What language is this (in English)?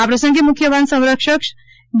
Gujarati